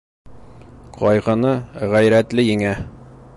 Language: Bashkir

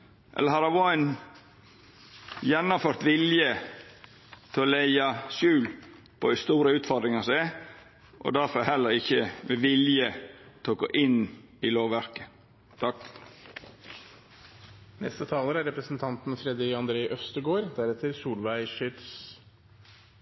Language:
Norwegian Nynorsk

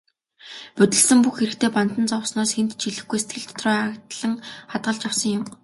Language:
Mongolian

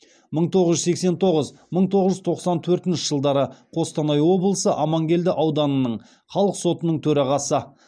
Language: Kazakh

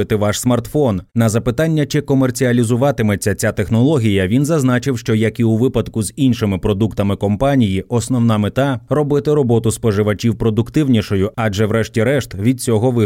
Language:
Ukrainian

